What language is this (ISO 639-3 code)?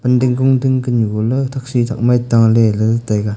nnp